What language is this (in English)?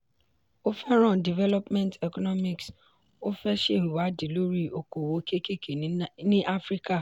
Yoruba